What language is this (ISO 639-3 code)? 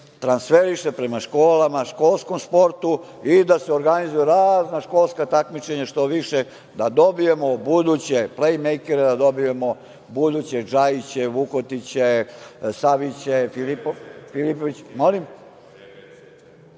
srp